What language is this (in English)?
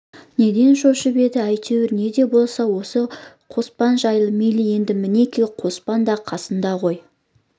Kazakh